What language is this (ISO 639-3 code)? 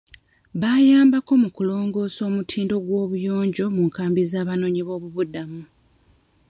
lug